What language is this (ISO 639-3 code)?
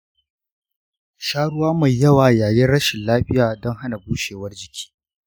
hau